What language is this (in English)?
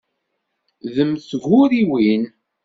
Kabyle